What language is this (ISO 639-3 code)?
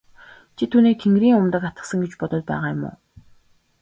mon